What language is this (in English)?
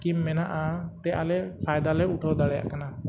Santali